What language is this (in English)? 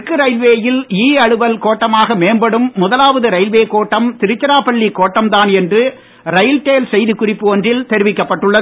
Tamil